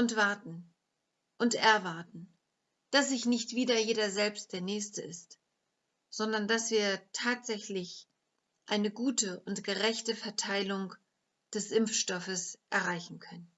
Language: German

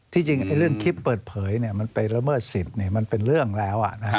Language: Thai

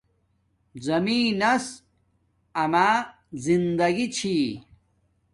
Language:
Domaaki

